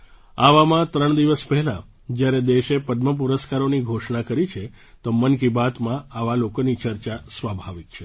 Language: Gujarati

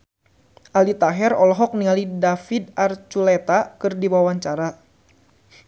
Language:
Sundanese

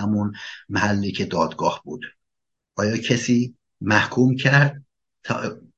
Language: Persian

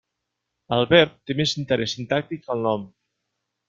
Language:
Catalan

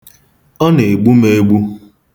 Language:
Igbo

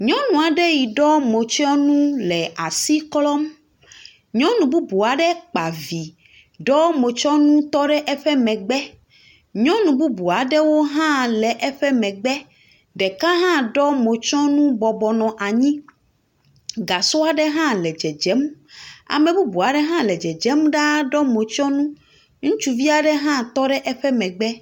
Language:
Ewe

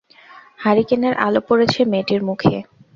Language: Bangla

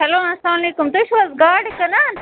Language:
Kashmiri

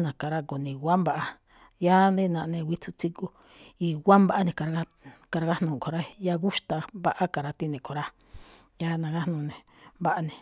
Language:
Malinaltepec Me'phaa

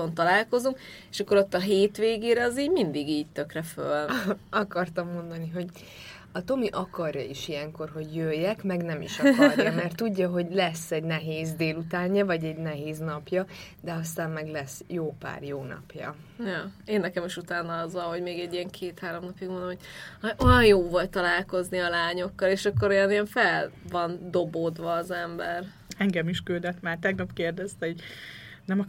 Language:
Hungarian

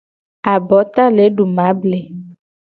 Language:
Gen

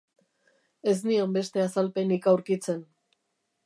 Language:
Basque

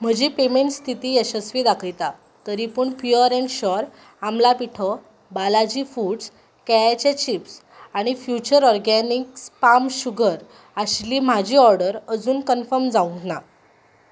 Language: Konkani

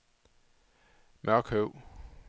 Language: Danish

